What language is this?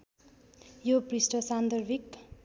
Nepali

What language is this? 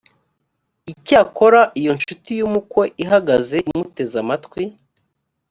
Kinyarwanda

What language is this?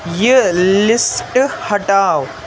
Kashmiri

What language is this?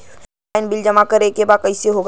Bhojpuri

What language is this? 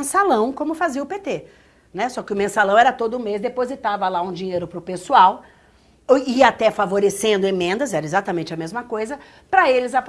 Portuguese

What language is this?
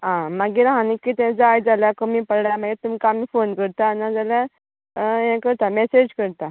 Konkani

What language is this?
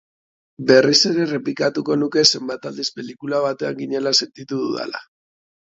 Basque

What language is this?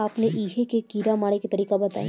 Bhojpuri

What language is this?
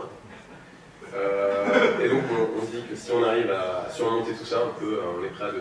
French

